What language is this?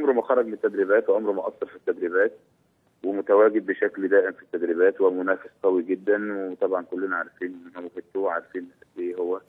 Arabic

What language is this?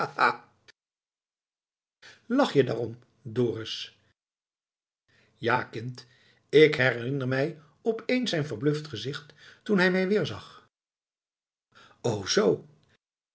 Dutch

